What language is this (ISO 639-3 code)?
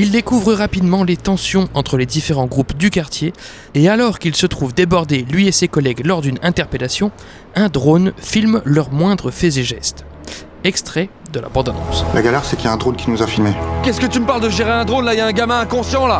fra